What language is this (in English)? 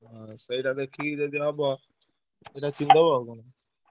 Odia